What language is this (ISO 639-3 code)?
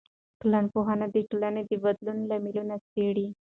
pus